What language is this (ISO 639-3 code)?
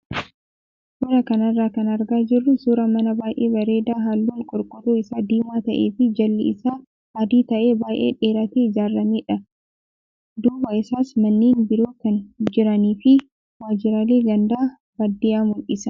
orm